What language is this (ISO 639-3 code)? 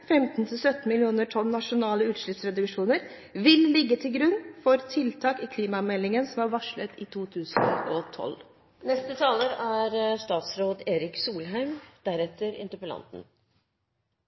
nob